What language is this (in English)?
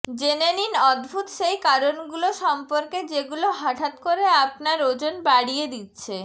Bangla